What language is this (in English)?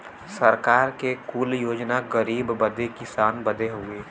Bhojpuri